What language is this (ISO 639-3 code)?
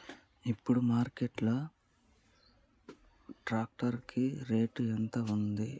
tel